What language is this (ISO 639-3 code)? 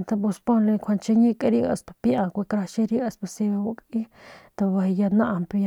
pmq